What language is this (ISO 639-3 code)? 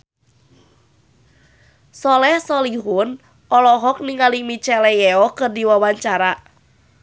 sun